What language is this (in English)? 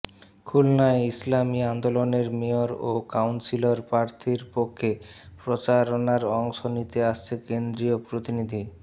Bangla